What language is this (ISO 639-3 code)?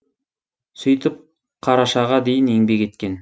kaz